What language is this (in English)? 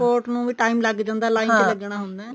Punjabi